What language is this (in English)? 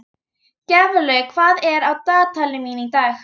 Icelandic